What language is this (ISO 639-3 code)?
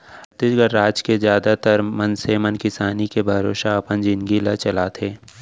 hne